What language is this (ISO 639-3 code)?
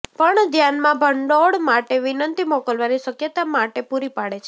guj